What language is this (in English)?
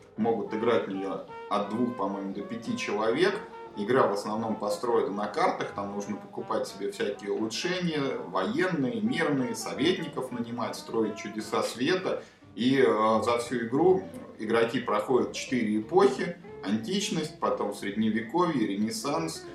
Russian